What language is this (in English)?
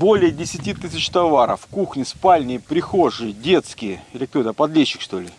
Russian